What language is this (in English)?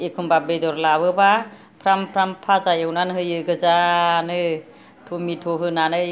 Bodo